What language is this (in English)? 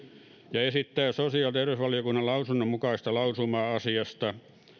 Finnish